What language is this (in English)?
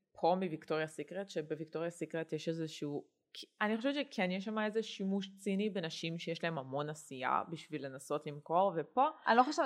Hebrew